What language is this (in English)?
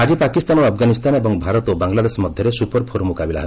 Odia